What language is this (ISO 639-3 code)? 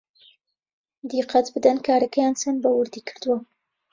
ckb